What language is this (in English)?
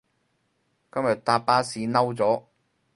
Cantonese